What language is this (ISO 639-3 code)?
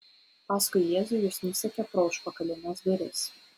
lit